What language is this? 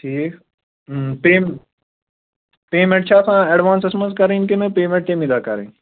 Kashmiri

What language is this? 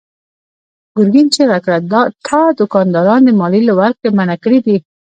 Pashto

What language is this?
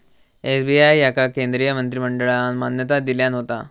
Marathi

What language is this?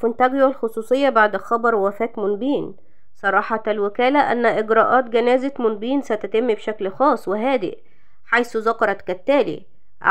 Arabic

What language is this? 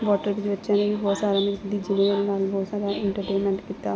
Punjabi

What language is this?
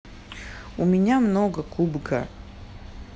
Russian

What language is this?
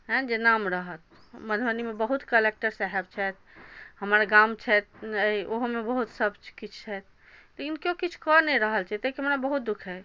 Maithili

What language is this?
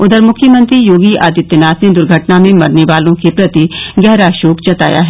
Hindi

